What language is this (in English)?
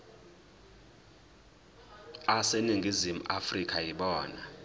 Zulu